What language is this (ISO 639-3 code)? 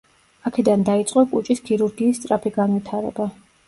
kat